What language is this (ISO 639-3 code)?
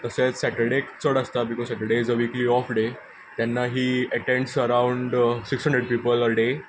kok